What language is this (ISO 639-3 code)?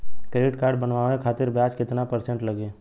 bho